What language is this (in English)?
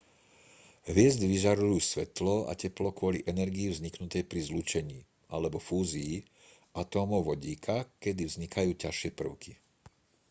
Slovak